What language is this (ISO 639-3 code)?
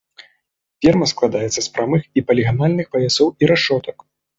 bel